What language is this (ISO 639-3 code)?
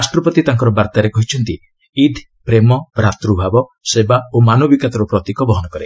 ori